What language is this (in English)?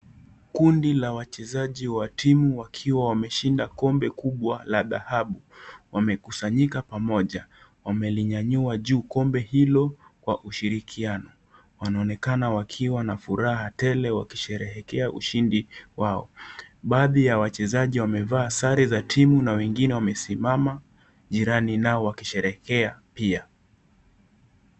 Swahili